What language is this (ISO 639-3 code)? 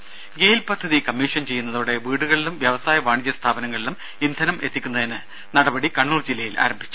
mal